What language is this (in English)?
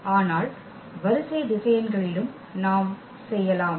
Tamil